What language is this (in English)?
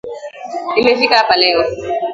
Swahili